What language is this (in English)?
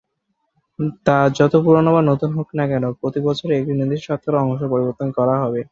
Bangla